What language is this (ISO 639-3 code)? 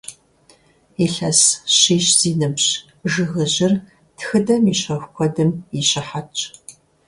kbd